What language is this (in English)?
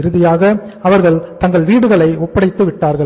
Tamil